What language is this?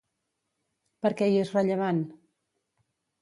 Catalan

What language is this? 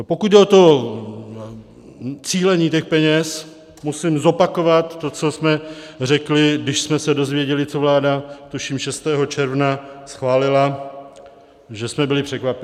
Czech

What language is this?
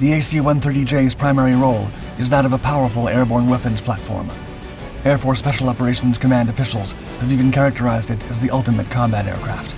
English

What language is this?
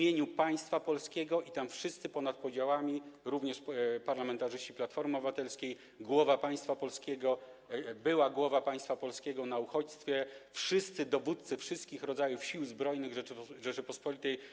Polish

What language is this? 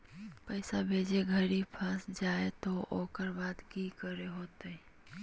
Magahi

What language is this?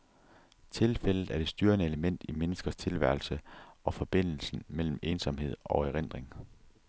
Danish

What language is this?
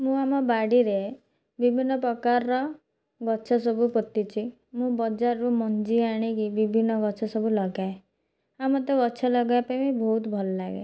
Odia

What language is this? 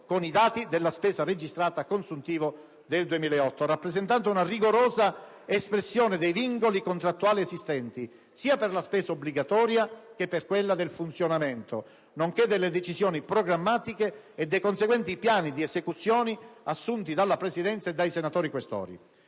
Italian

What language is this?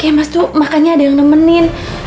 Indonesian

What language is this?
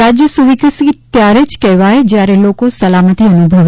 Gujarati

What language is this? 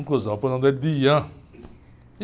Portuguese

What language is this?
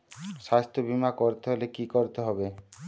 Bangla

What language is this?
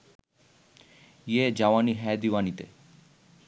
Bangla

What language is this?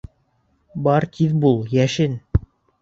Bashkir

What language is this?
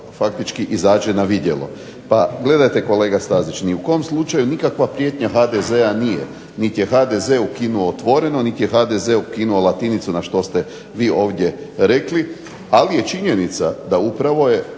Croatian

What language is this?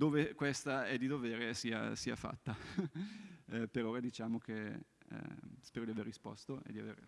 Italian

